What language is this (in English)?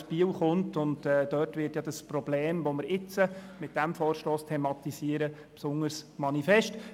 Swiss German